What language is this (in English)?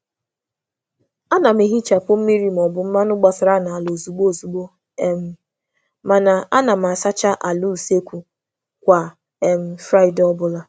Igbo